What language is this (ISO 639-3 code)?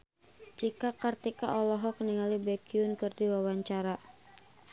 sun